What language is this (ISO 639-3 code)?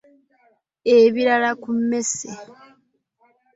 lug